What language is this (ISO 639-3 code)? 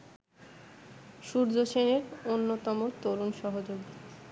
ben